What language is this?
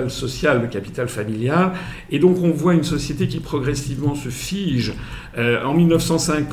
French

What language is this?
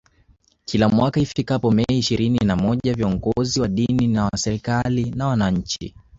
Swahili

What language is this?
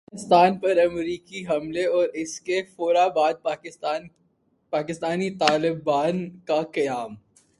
Urdu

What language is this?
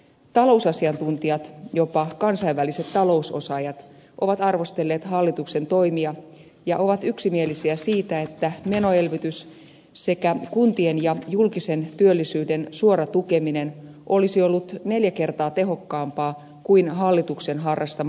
Finnish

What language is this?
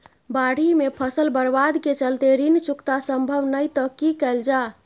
Maithili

